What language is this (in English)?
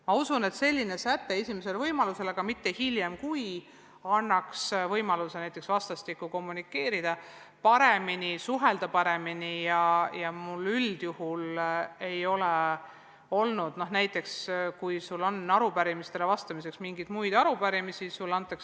Estonian